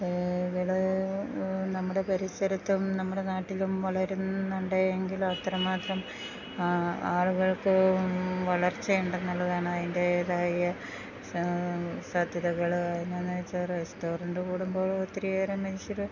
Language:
Malayalam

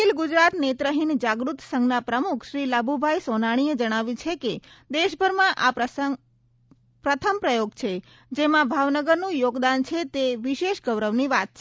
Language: Gujarati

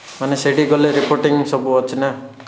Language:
Odia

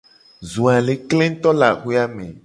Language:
Gen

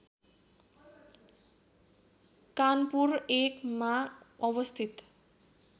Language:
Nepali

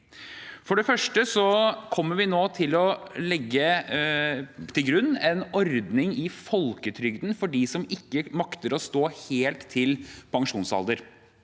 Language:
Norwegian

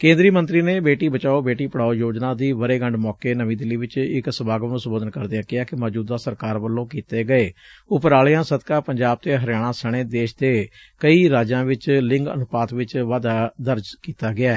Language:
Punjabi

